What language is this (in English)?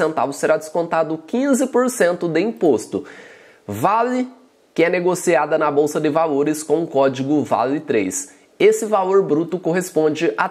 Portuguese